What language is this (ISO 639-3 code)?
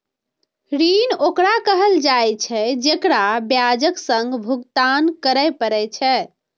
mai